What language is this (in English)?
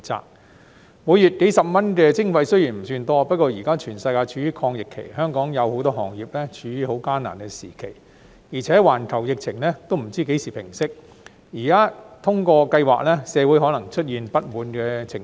Cantonese